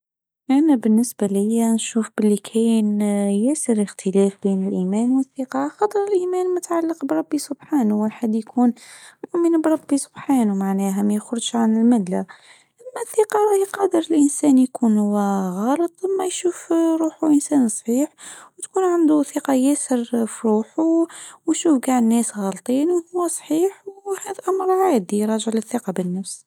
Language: Tunisian Arabic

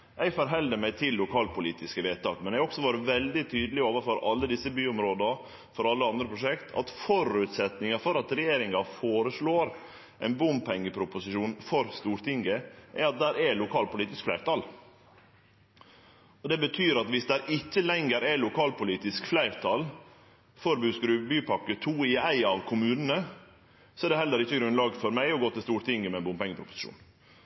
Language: Norwegian Nynorsk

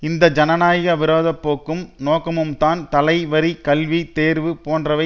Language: Tamil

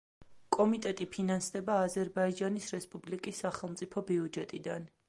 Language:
Georgian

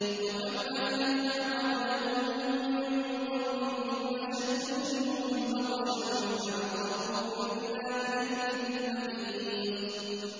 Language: Arabic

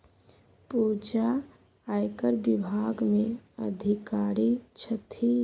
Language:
Maithili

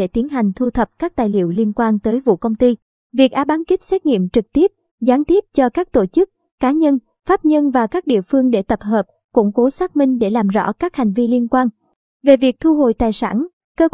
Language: Vietnamese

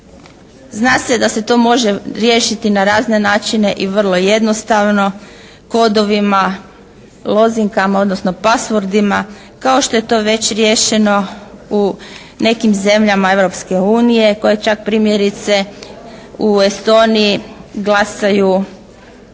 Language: Croatian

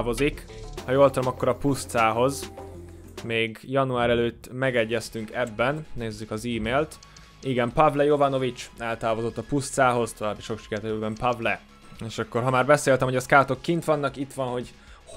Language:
Hungarian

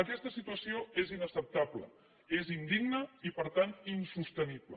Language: Catalan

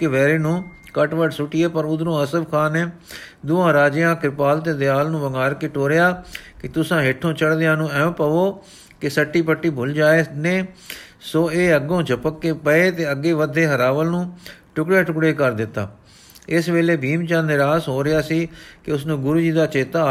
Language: Punjabi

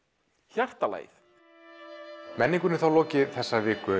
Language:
Icelandic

